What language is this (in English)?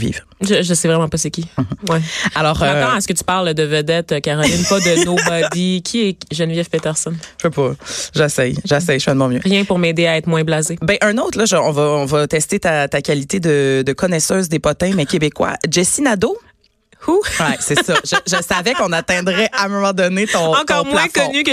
French